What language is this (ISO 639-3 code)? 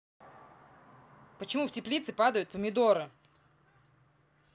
rus